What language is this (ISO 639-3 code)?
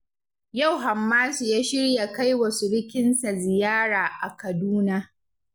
hau